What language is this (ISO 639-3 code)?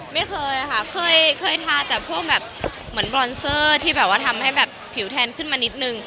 tha